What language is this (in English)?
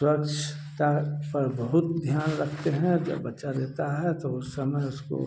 Hindi